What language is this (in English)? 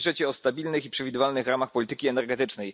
Polish